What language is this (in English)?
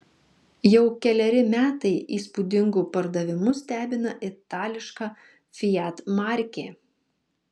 Lithuanian